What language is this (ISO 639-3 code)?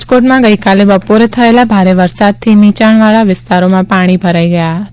guj